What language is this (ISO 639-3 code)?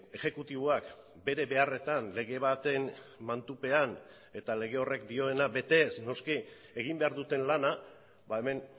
eus